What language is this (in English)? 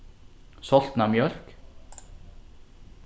Faroese